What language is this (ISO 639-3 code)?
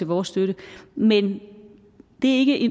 dan